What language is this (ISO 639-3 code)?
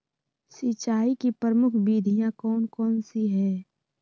mag